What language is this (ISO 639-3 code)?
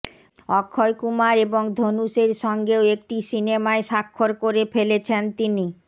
ben